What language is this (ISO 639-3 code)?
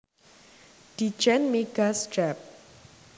jav